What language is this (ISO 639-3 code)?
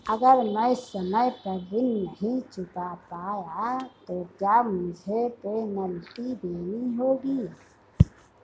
hin